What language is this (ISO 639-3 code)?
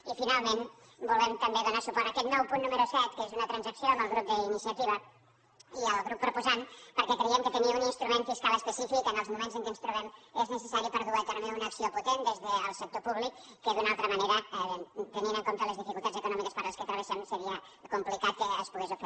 cat